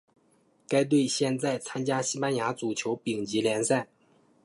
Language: Chinese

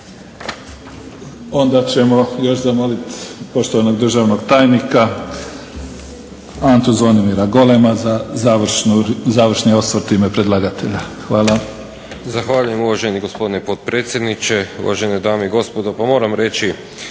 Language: Croatian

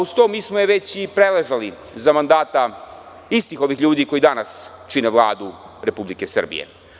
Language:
Serbian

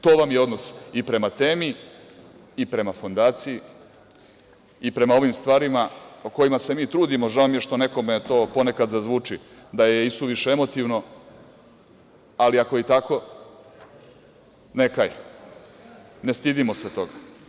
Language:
Serbian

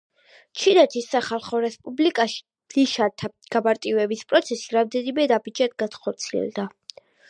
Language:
Georgian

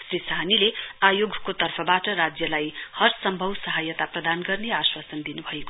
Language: Nepali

